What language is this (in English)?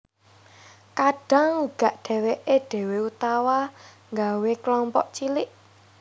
Javanese